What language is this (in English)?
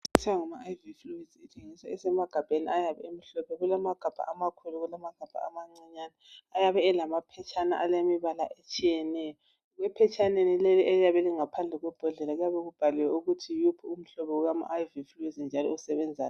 North Ndebele